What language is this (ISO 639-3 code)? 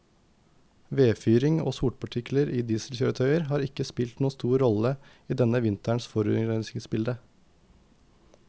nor